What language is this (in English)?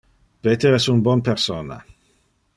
Interlingua